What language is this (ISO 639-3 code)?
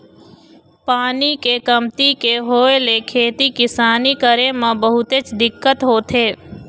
hne